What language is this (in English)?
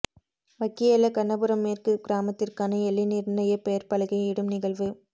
Tamil